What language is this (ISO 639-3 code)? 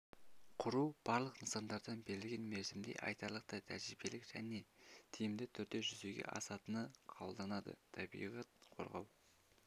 kaz